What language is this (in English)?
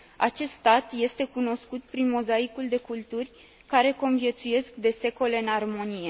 Romanian